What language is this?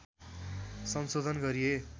Nepali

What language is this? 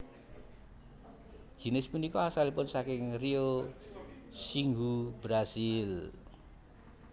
Javanese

